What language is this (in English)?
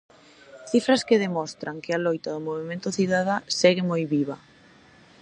Galician